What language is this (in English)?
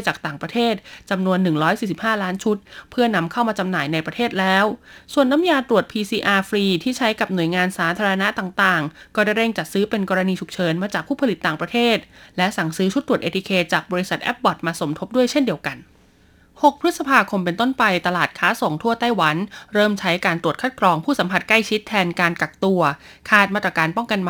Thai